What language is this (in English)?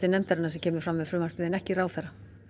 Icelandic